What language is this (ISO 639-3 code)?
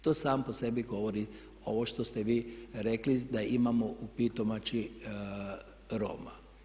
hrv